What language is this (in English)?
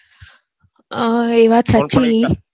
Gujarati